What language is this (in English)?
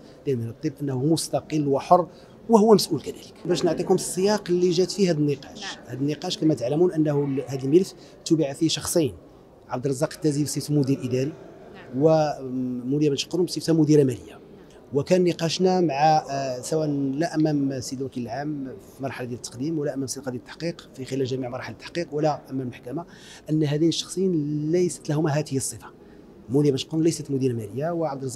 Arabic